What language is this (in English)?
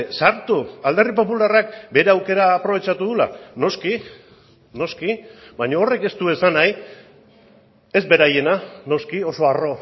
Basque